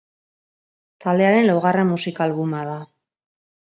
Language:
Basque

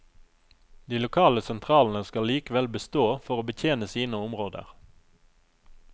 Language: Norwegian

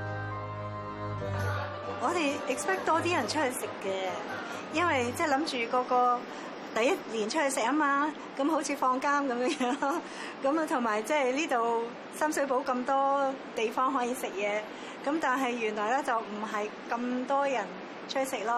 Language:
Chinese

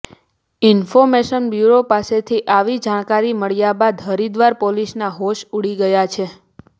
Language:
Gujarati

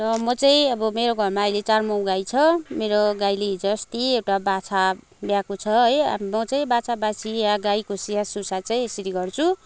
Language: Nepali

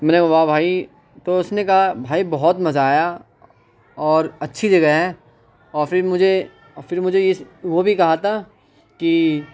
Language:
Urdu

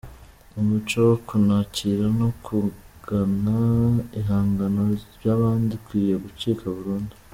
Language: Kinyarwanda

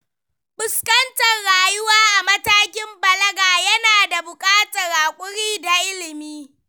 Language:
Hausa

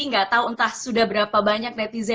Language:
Indonesian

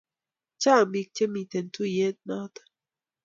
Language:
Kalenjin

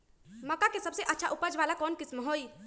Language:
Magahi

